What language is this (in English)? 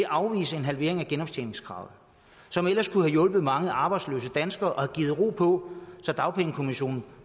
Danish